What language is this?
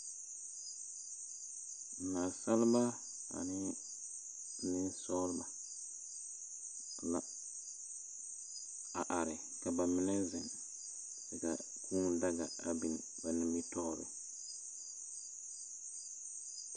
Southern Dagaare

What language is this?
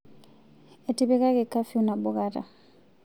Masai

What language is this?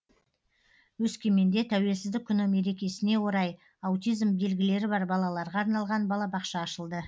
Kazakh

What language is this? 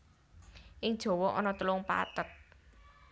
Javanese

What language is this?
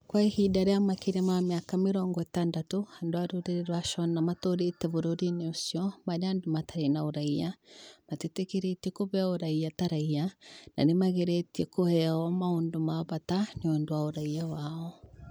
Kikuyu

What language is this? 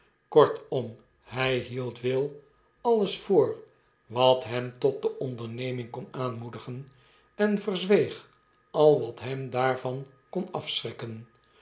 Dutch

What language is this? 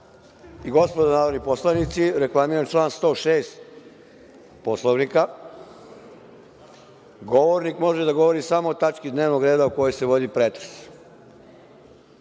Serbian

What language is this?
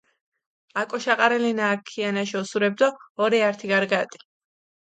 Mingrelian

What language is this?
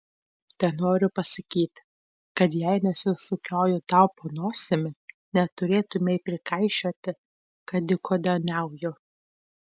Lithuanian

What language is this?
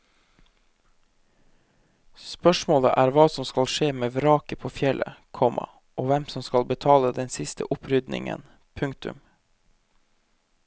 Norwegian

